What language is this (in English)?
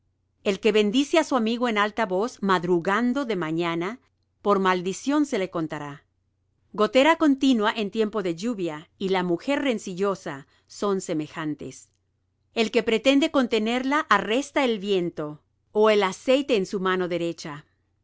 Spanish